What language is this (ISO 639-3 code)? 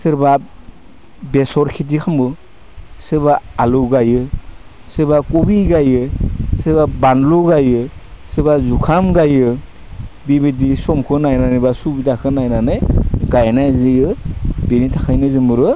brx